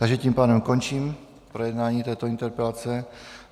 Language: Czech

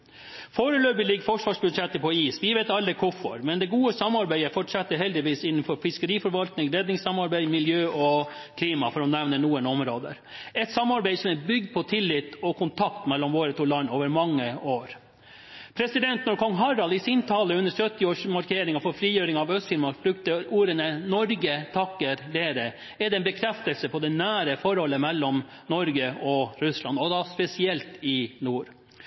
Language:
Norwegian Bokmål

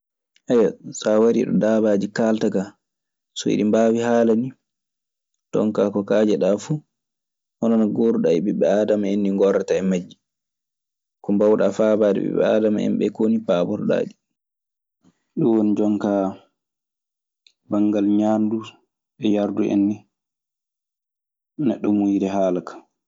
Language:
Maasina Fulfulde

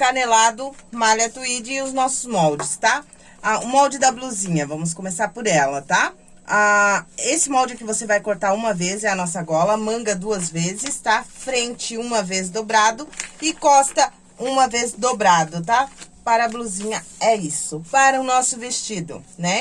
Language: Portuguese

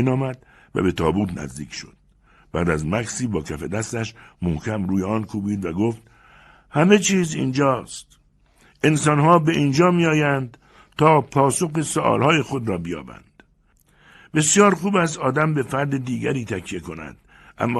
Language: Persian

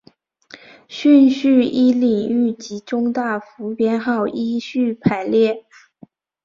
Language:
Chinese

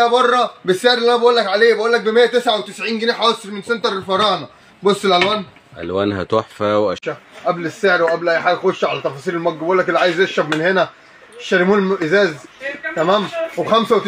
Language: Arabic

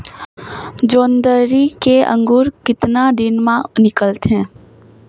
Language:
Chhattisgarhi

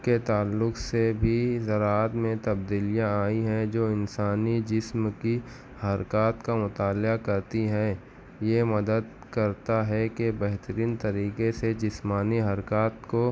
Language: Urdu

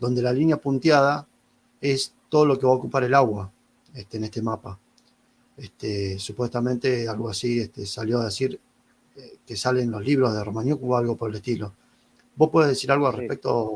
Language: Spanish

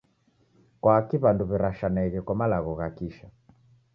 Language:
Taita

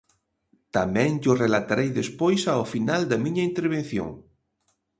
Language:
Galician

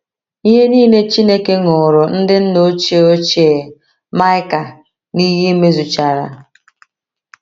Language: Igbo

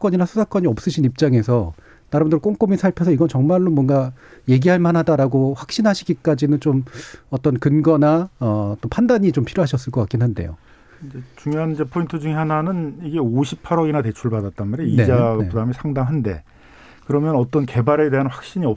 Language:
Korean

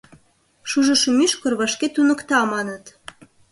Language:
Mari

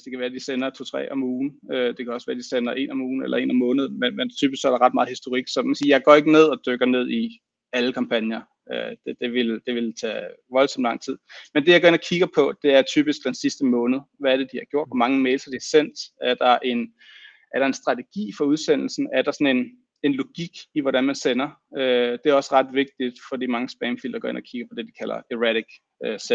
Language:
Danish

